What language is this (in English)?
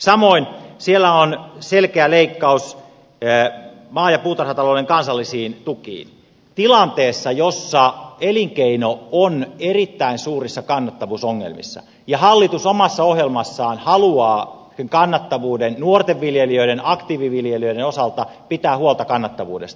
Finnish